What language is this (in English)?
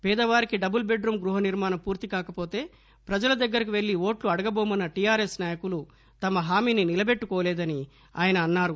Telugu